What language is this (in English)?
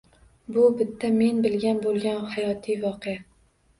Uzbek